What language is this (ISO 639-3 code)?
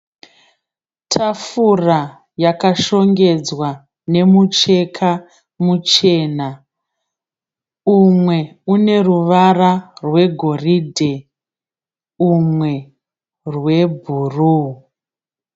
sna